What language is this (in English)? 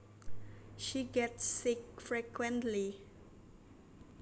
Javanese